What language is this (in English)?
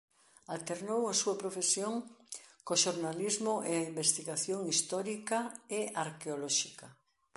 Galician